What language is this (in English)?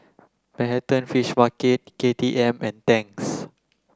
English